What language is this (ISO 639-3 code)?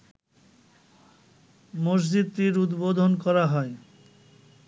ben